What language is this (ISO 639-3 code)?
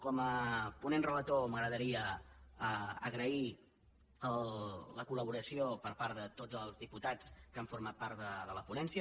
cat